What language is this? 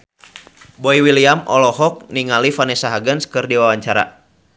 Sundanese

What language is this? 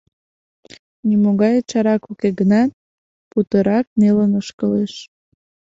Mari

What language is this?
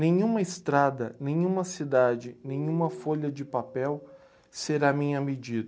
Portuguese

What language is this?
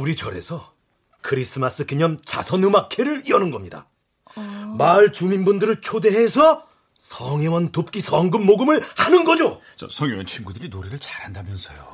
Korean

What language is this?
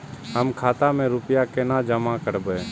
Maithili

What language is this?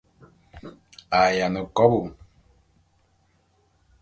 Bulu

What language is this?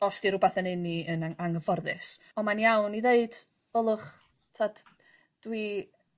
Welsh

